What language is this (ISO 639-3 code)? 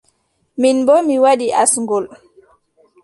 fub